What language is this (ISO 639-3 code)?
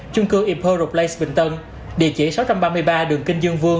vie